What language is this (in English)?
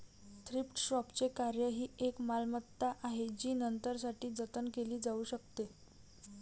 Marathi